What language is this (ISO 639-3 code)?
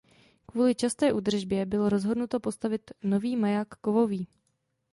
ces